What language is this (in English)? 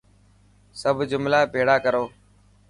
Dhatki